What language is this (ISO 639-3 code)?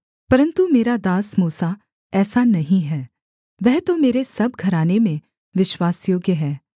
hin